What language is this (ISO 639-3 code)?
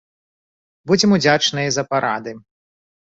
bel